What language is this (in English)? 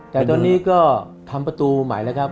Thai